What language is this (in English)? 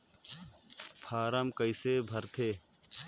Chhattisgarhi